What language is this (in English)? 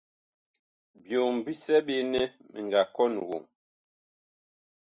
Bakoko